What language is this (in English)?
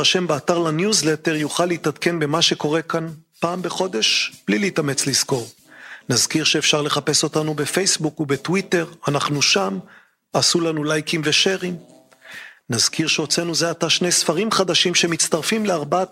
Hebrew